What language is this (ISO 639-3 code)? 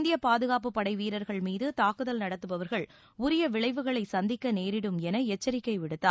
tam